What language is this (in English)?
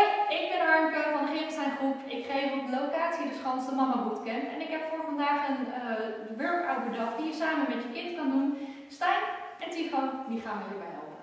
Dutch